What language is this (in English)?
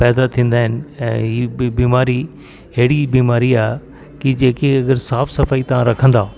Sindhi